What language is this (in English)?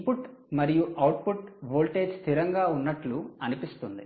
Telugu